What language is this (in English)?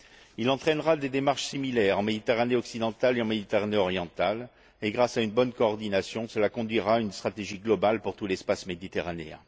French